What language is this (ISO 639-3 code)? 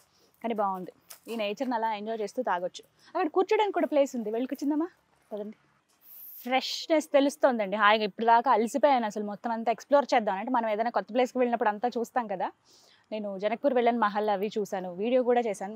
tel